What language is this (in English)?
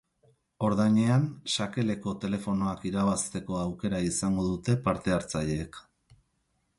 Basque